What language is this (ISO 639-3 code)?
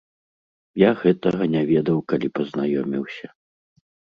bel